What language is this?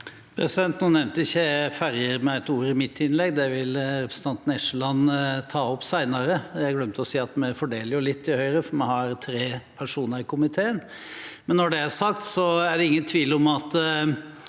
Norwegian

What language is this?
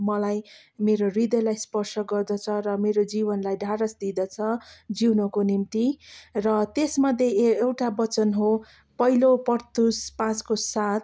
Nepali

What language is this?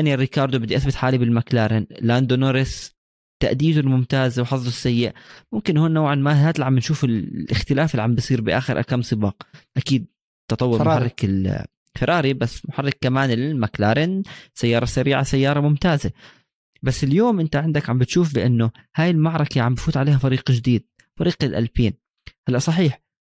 Arabic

